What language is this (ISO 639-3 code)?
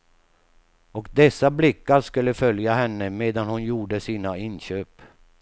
swe